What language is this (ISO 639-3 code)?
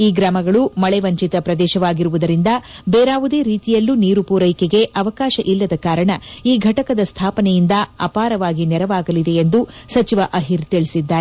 kan